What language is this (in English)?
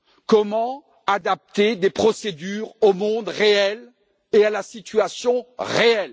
French